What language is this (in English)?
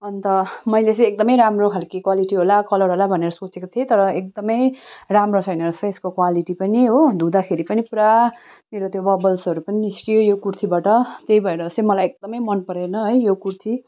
Nepali